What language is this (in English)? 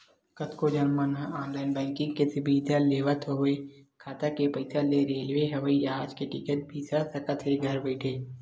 Chhattisgarhi